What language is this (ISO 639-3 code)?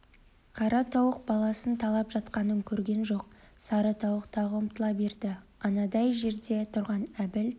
kaz